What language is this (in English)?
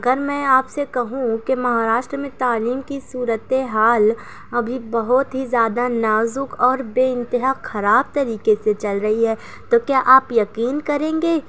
Urdu